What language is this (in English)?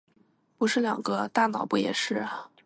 Chinese